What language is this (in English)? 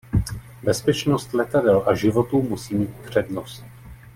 Czech